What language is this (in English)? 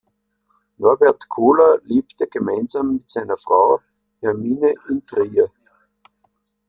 German